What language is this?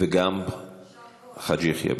Hebrew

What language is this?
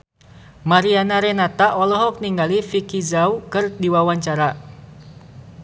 Sundanese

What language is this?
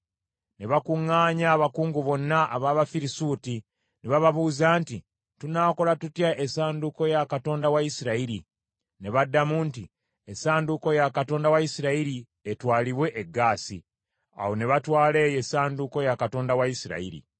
Ganda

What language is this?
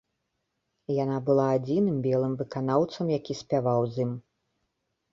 Belarusian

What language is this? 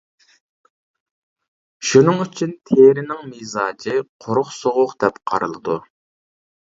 Uyghur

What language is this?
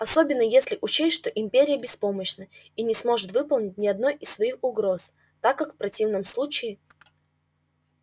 Russian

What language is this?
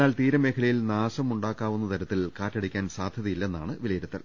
Malayalam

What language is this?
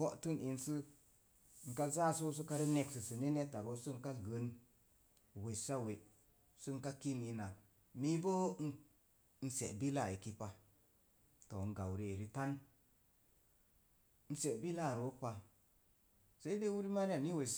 Mom Jango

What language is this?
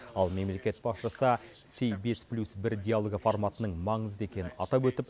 Kazakh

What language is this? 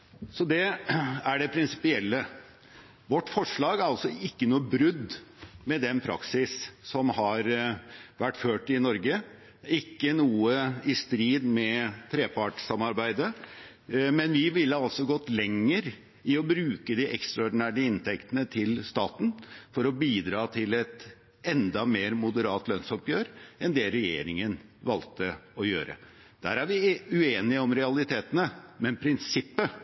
Norwegian Bokmål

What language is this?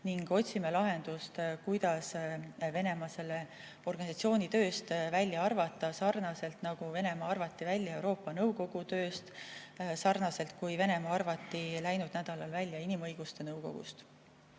Estonian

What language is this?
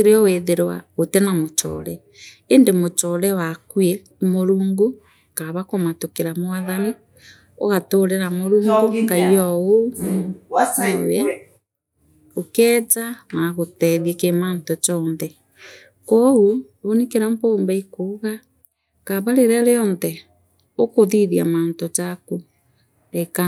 Meru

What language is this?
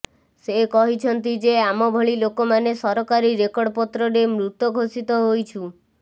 Odia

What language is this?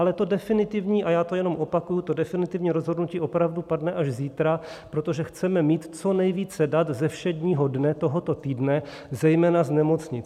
Czech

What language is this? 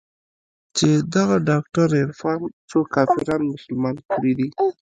Pashto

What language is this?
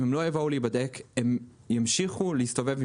Hebrew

